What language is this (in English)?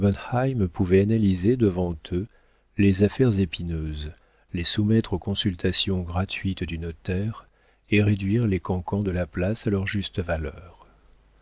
French